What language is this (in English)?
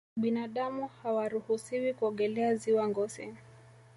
Swahili